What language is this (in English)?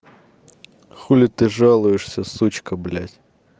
Russian